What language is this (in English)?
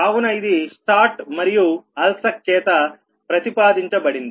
Telugu